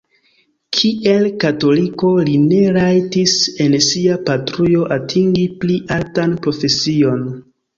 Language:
Esperanto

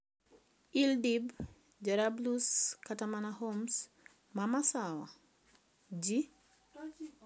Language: Luo (Kenya and Tanzania)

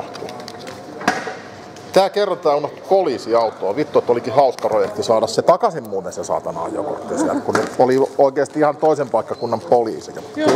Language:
Finnish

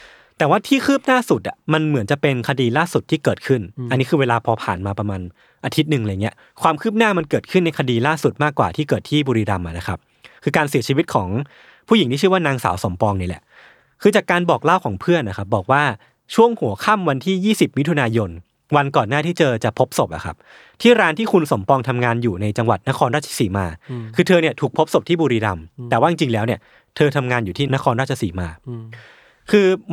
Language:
Thai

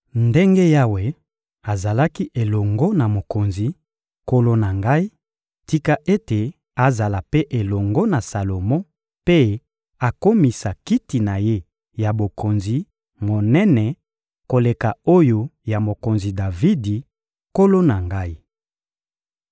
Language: Lingala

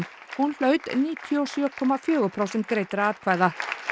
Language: Icelandic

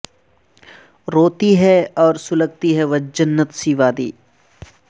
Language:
Urdu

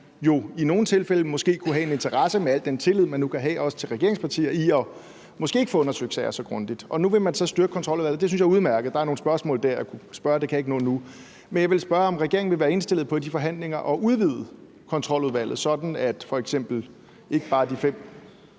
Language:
Danish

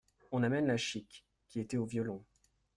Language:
French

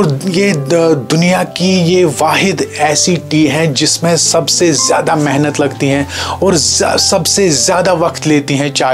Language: Hindi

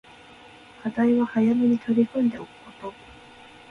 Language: Japanese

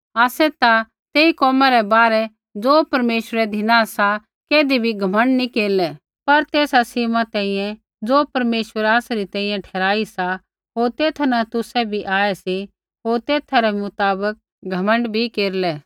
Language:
Kullu Pahari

